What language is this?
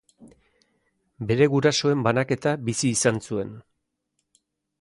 Basque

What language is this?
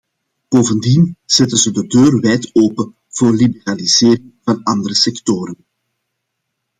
Dutch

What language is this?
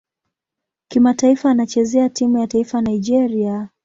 Swahili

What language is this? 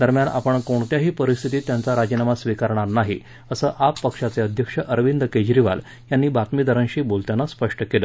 Marathi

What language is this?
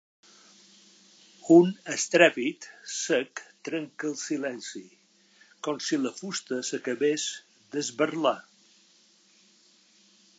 Catalan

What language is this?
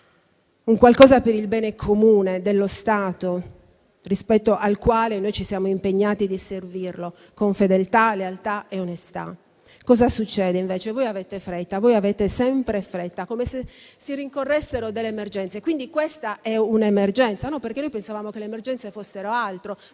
Italian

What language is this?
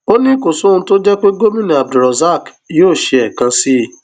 Yoruba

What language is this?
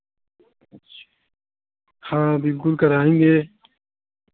Hindi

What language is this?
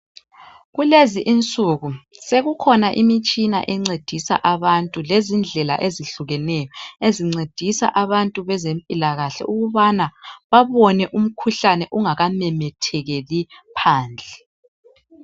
North Ndebele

